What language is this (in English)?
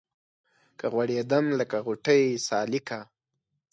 Pashto